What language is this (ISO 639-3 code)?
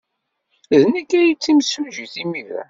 kab